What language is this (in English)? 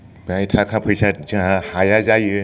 Bodo